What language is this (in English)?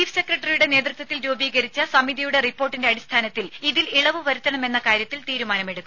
Malayalam